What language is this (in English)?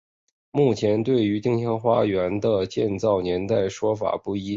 Chinese